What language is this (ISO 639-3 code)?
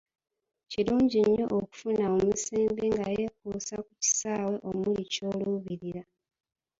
lug